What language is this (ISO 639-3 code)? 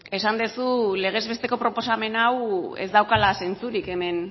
eus